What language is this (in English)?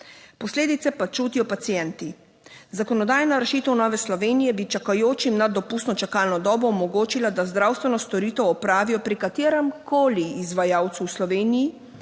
Slovenian